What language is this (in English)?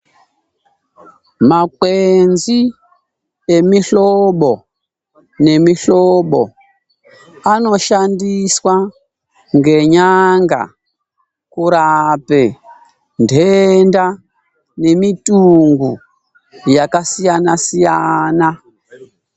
Ndau